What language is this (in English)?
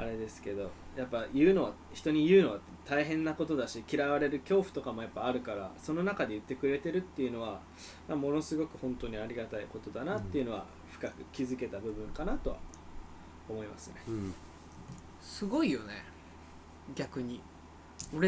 Japanese